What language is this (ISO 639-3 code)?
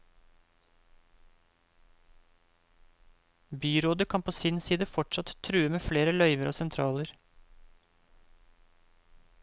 nor